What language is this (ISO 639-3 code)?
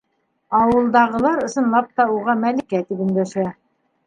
bak